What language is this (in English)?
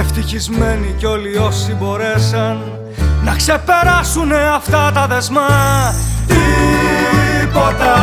Greek